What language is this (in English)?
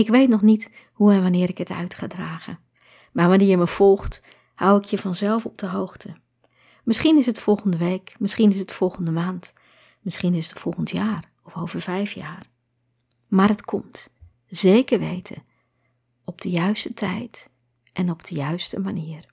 Dutch